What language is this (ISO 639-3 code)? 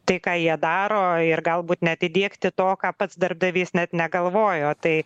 lit